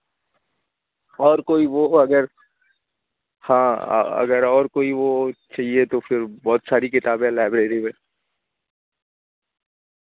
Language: Urdu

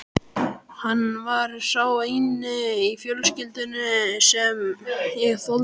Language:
Icelandic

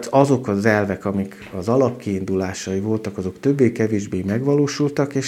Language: Hungarian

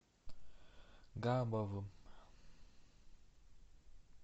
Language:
Russian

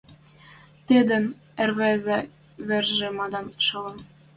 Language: Western Mari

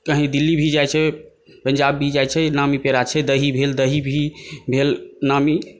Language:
Maithili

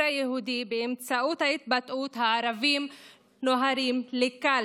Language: Hebrew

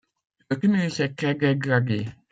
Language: French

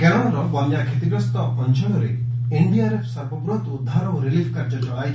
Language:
Odia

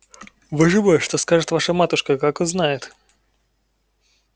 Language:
Russian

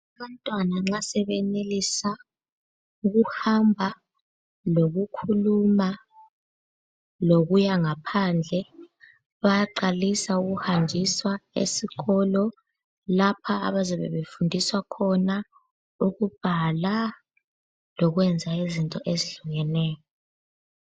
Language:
North Ndebele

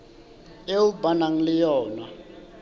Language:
Southern Sotho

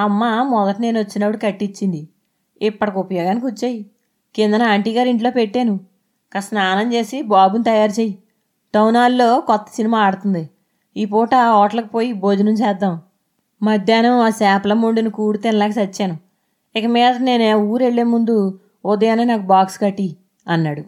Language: Telugu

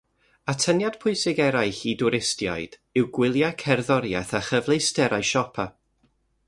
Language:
Welsh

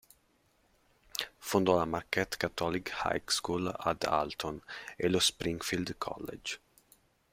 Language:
Italian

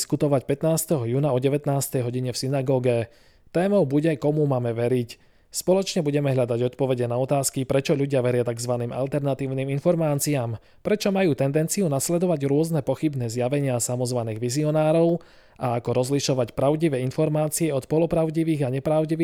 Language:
Slovak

